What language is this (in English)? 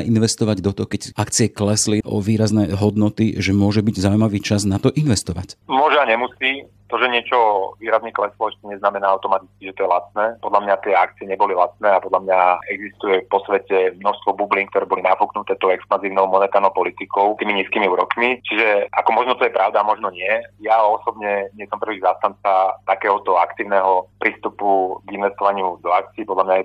Slovak